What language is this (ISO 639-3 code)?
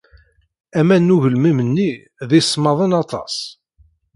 kab